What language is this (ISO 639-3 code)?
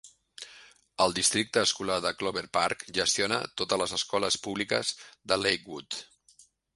cat